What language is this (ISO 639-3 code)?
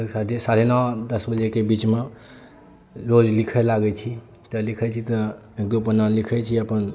mai